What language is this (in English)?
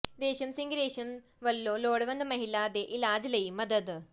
Punjabi